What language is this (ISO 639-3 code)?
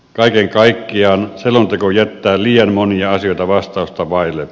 fin